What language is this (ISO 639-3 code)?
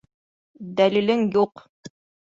bak